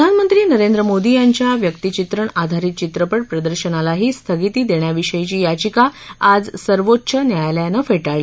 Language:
Marathi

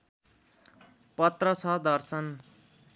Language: Nepali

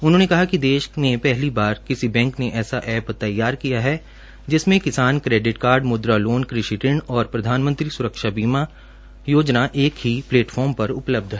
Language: Hindi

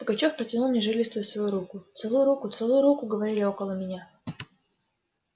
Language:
Russian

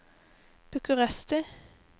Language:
Norwegian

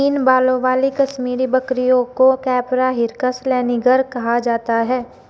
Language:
Hindi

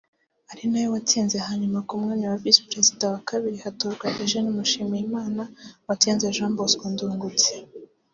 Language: Kinyarwanda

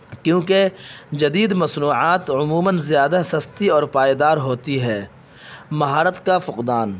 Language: Urdu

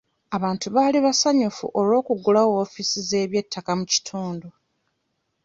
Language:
Ganda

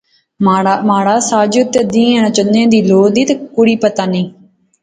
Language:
Pahari-Potwari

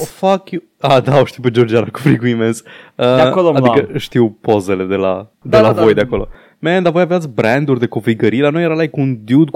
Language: Romanian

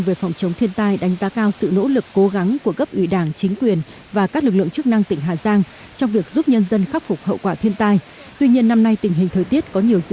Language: Vietnamese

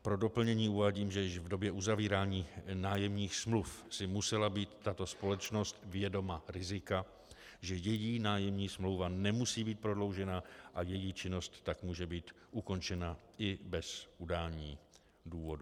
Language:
Czech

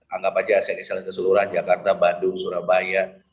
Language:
Indonesian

